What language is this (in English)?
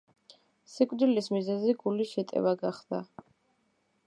Georgian